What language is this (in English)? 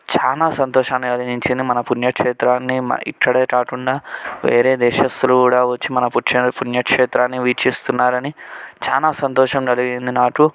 Telugu